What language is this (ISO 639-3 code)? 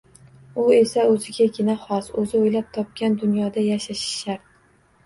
uzb